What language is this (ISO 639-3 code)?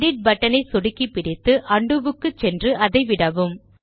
tam